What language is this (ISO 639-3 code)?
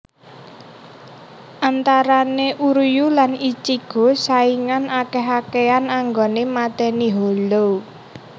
jav